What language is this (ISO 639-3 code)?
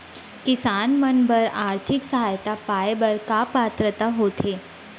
hne